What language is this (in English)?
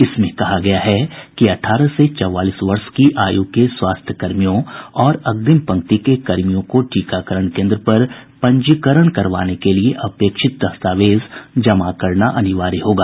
Hindi